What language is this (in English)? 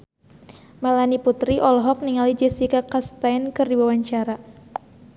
Sundanese